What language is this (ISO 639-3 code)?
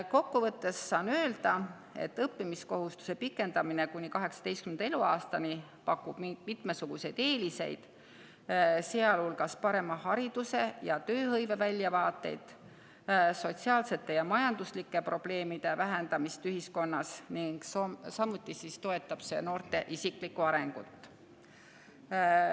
est